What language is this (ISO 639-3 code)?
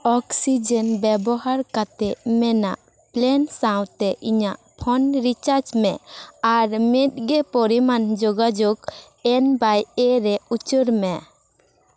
sat